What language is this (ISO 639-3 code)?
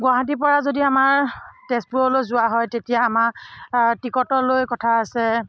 asm